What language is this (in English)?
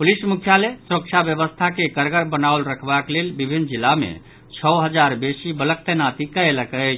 Maithili